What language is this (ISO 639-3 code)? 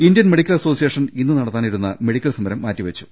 mal